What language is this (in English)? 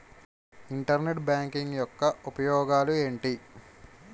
Telugu